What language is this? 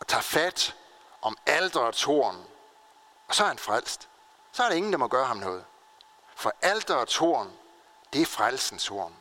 Danish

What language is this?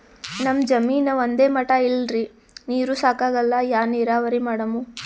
Kannada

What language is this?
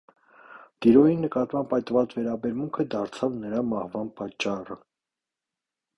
Armenian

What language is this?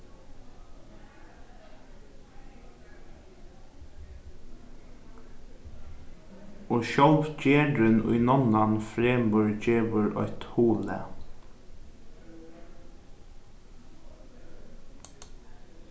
Faroese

